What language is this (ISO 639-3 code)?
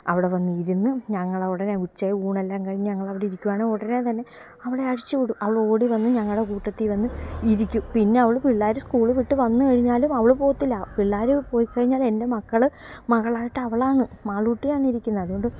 mal